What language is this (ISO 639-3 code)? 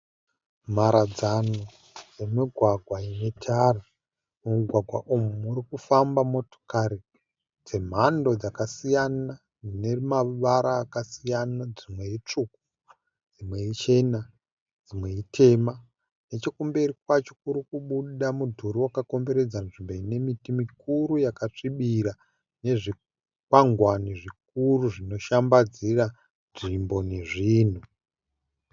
sna